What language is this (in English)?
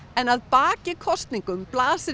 Icelandic